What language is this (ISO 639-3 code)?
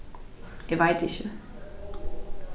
fao